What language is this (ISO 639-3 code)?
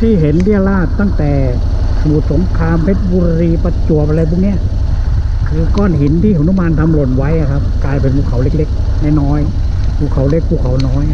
tha